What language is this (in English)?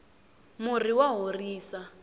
Tsonga